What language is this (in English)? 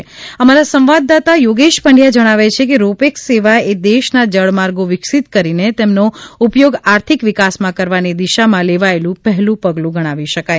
Gujarati